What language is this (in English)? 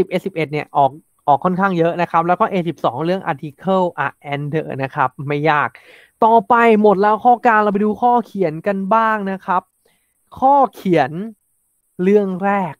Thai